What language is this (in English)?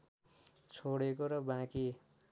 Nepali